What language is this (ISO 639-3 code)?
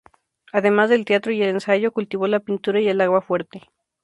spa